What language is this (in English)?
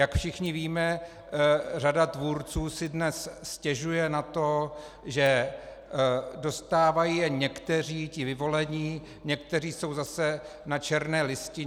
Czech